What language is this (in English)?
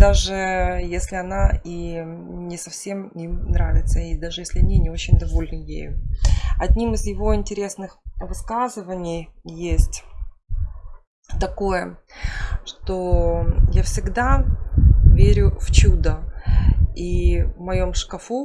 Russian